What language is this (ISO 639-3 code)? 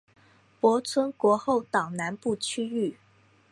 zho